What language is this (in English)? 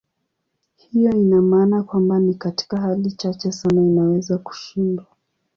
Swahili